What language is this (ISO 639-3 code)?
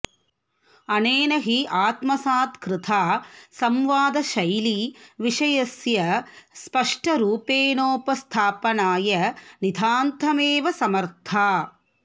san